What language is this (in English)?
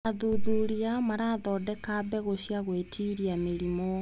Kikuyu